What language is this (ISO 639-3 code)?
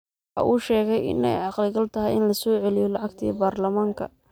som